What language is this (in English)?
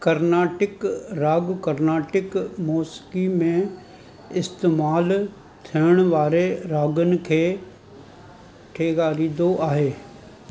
Sindhi